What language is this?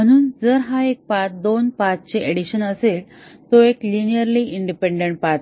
Marathi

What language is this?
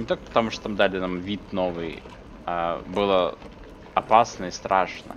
Russian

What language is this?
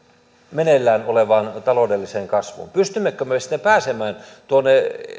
Finnish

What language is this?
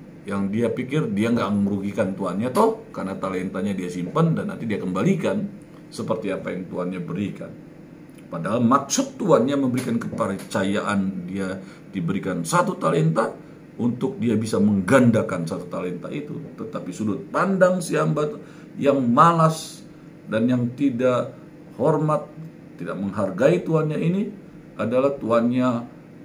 Indonesian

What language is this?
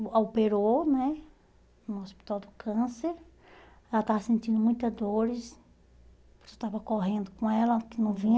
Portuguese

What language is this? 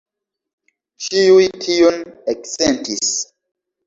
Esperanto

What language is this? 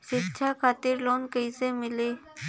Bhojpuri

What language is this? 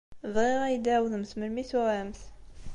Kabyle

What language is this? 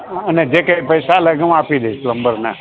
Gujarati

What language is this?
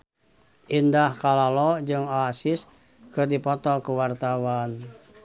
Sundanese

